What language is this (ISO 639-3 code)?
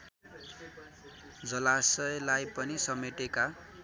nep